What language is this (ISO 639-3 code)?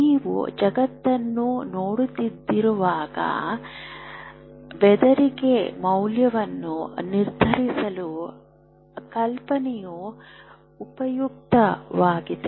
kan